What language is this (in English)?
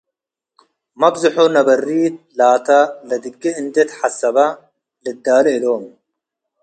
Tigre